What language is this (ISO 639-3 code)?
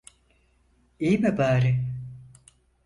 tur